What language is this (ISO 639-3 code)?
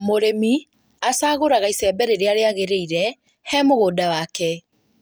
kik